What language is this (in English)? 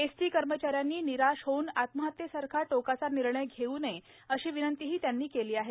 Marathi